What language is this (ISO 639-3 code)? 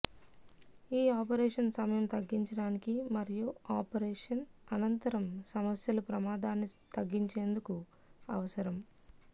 tel